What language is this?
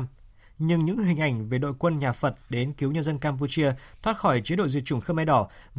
Vietnamese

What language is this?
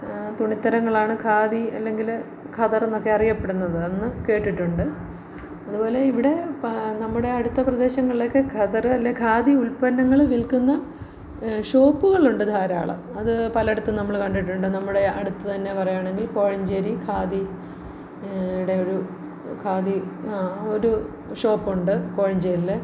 Malayalam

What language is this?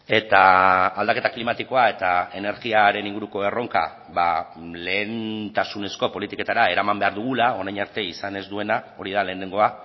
Basque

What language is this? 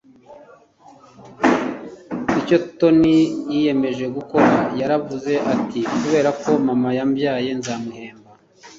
Kinyarwanda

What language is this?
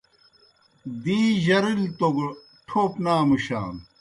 Kohistani Shina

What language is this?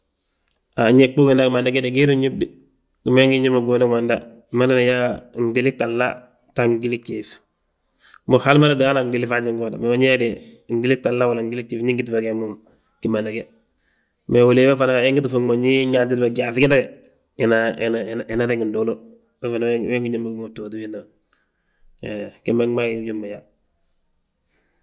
Balanta-Ganja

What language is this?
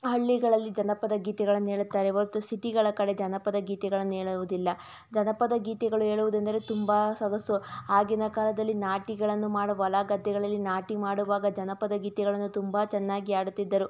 Kannada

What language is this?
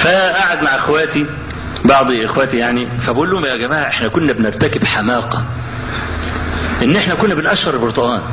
Arabic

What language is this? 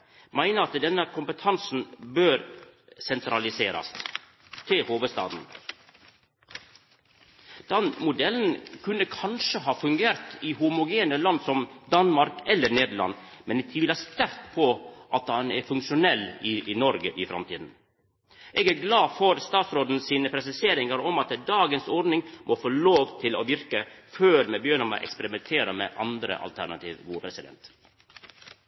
Norwegian Nynorsk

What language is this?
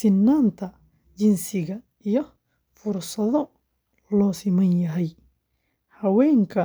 Somali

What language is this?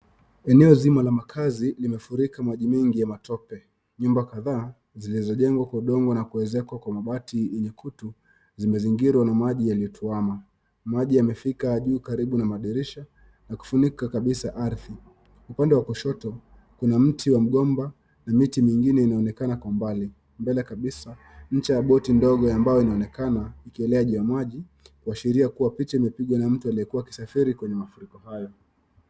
Swahili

